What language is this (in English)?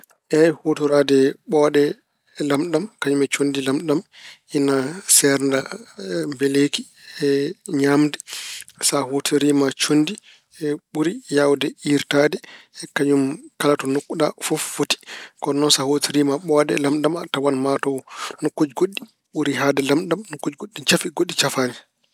Fula